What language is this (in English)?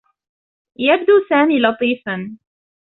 Arabic